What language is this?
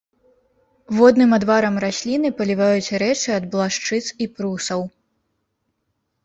Belarusian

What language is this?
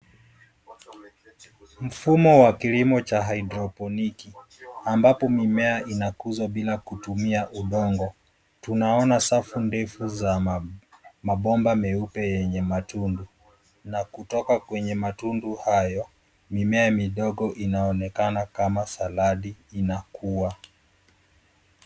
Swahili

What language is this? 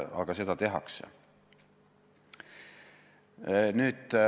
Estonian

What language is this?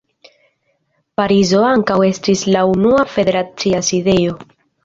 Esperanto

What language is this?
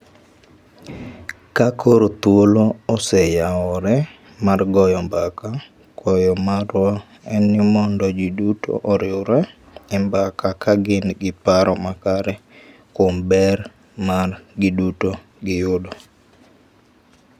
Luo (Kenya and Tanzania)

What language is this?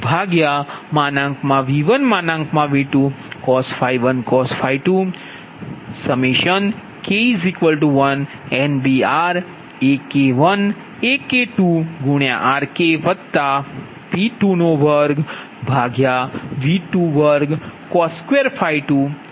Gujarati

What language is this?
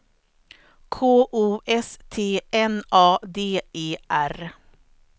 Swedish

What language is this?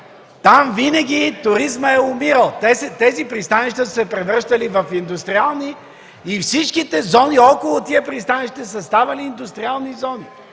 Bulgarian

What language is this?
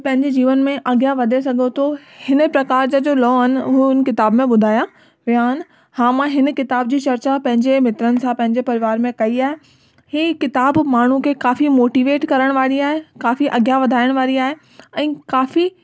Sindhi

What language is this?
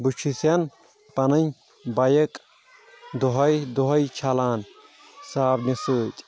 Kashmiri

